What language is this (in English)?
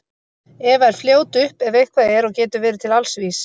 Icelandic